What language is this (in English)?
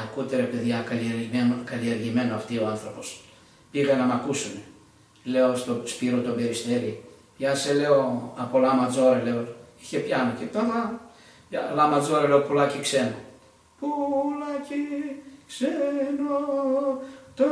Greek